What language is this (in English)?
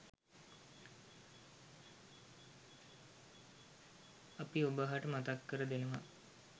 Sinhala